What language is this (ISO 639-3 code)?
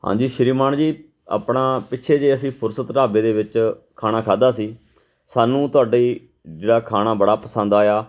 pan